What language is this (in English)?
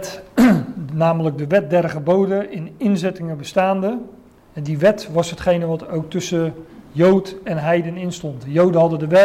Dutch